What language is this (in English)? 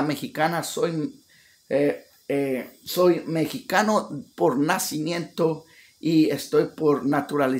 Spanish